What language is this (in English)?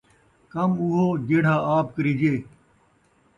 Saraiki